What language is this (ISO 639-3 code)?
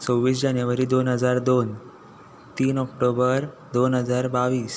kok